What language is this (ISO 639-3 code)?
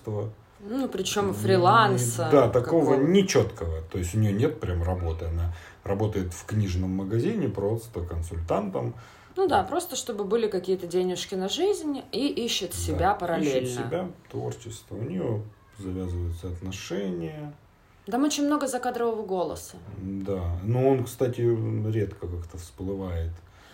rus